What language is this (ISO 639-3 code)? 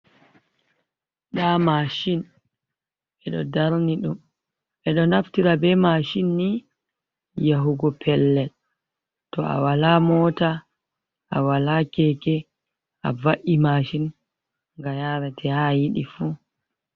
ful